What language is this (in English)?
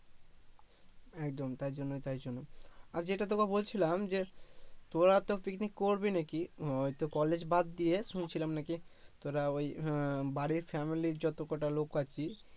Bangla